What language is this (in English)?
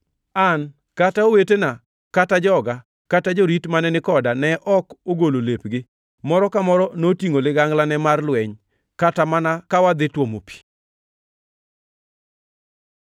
Luo (Kenya and Tanzania)